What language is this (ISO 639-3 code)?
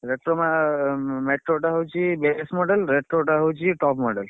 ori